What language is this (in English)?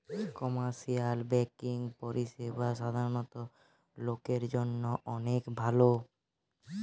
Bangla